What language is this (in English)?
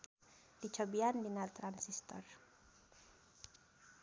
Sundanese